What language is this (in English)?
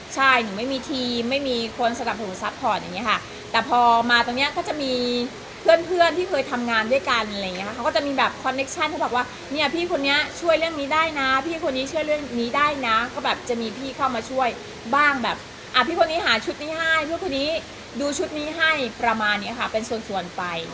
Thai